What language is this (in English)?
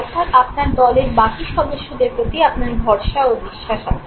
Bangla